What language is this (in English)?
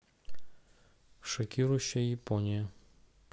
Russian